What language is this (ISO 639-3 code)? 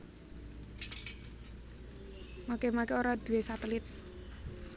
jav